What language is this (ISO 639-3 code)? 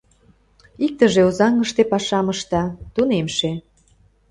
chm